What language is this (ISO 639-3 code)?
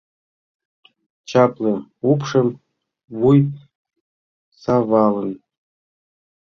chm